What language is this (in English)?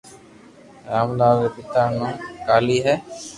Loarki